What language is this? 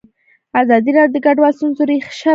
Pashto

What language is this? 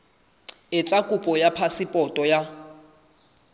Southern Sotho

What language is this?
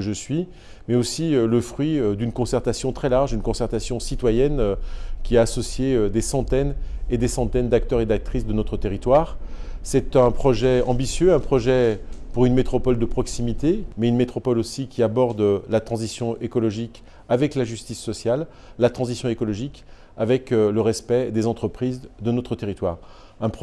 French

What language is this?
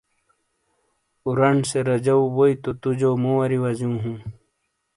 Shina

